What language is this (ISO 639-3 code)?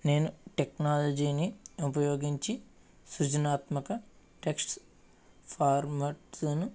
tel